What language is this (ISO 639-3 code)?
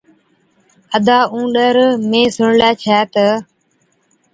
odk